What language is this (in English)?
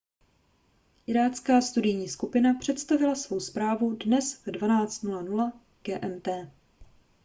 Czech